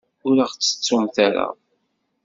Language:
Kabyle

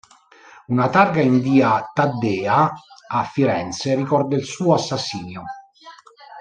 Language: Italian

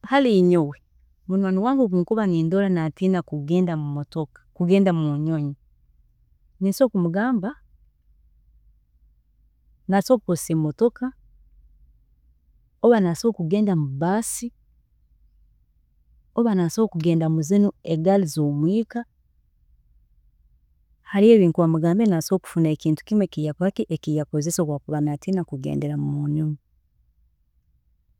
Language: Tooro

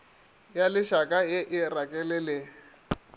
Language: Northern Sotho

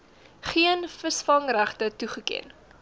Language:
Afrikaans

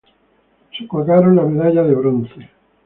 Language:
Spanish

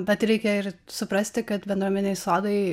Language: Lithuanian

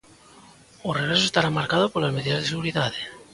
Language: Galician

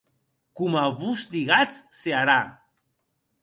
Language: Occitan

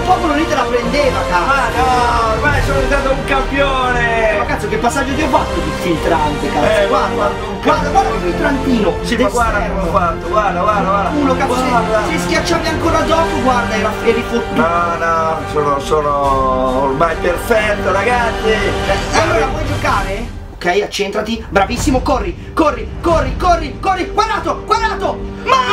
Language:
Italian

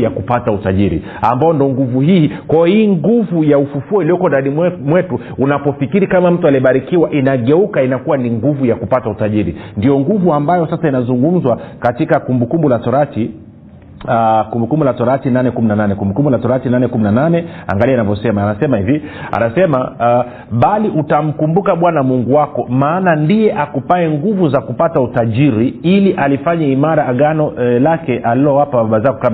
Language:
Swahili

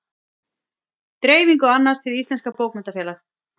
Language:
Icelandic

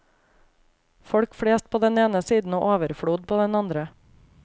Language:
Norwegian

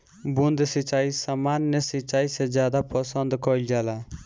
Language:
Bhojpuri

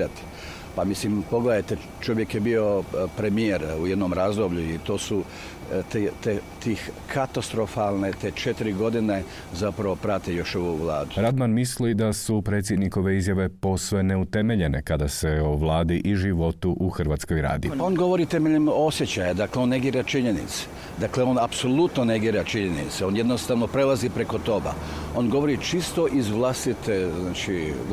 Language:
Croatian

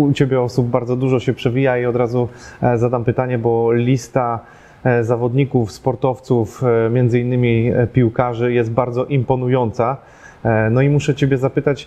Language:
Polish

